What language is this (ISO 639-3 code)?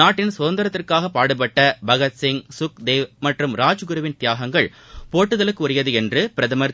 tam